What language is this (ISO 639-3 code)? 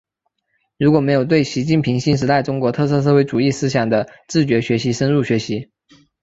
zho